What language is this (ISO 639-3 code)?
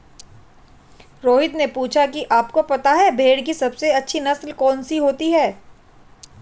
hin